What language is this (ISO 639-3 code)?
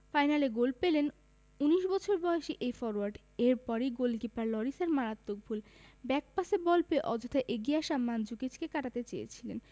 ben